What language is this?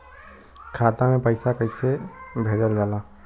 Bhojpuri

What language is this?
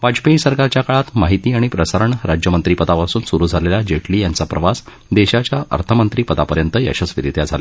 Marathi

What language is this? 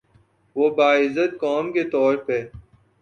Urdu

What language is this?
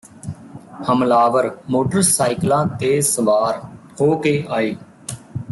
Punjabi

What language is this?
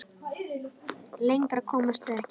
Icelandic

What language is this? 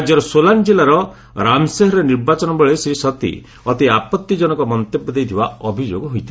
Odia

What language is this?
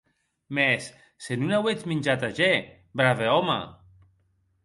Occitan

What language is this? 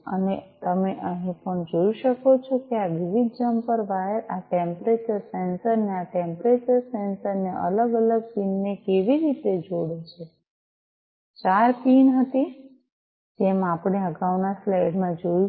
Gujarati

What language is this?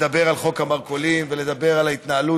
Hebrew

